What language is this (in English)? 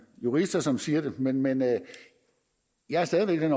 Danish